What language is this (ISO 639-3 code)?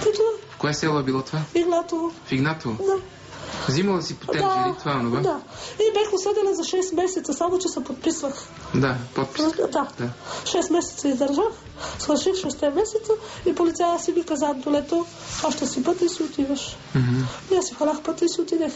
bul